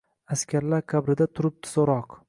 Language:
Uzbek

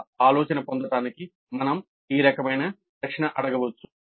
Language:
Telugu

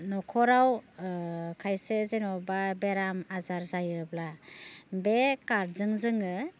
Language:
Bodo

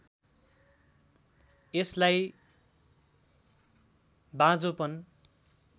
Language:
Nepali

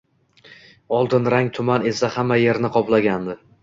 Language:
Uzbek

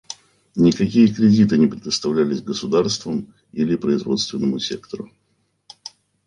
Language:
Russian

